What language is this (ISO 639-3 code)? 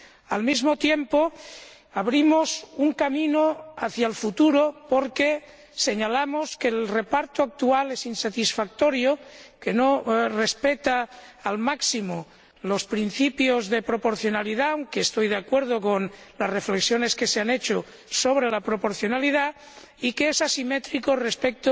spa